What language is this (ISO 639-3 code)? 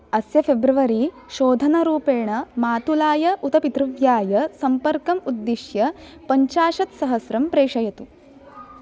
san